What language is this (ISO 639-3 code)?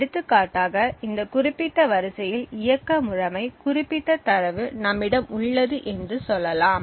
tam